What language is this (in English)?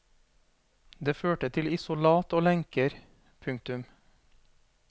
Norwegian